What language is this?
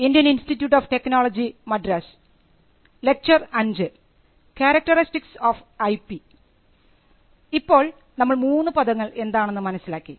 Malayalam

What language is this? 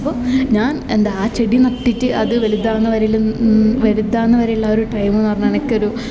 Malayalam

